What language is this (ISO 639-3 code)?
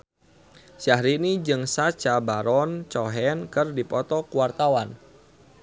sun